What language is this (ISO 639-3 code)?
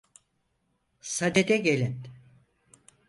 tur